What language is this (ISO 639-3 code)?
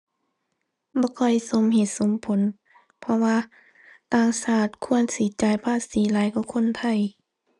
tha